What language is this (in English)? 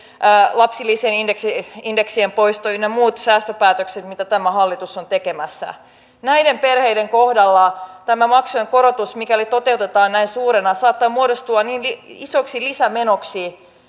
Finnish